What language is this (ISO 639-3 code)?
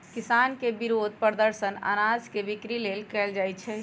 mag